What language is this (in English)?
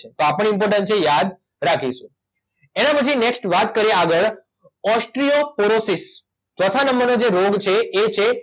Gujarati